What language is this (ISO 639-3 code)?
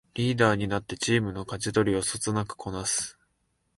jpn